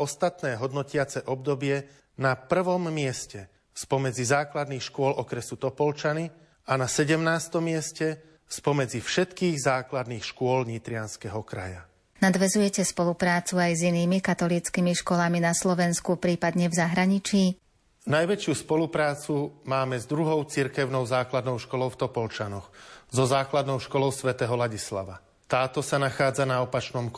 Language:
Slovak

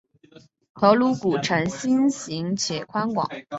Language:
Chinese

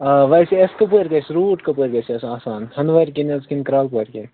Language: Kashmiri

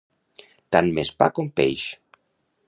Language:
Catalan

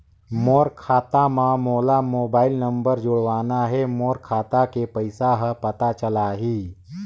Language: Chhattisgarhi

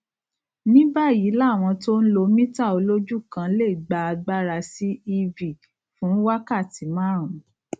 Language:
Yoruba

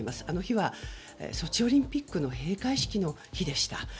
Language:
Japanese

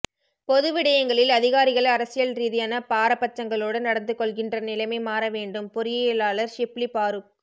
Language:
Tamil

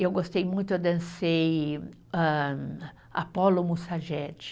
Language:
Portuguese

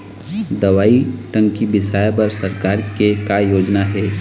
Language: Chhattisgarhi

